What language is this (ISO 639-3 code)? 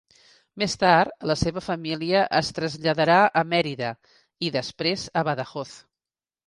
cat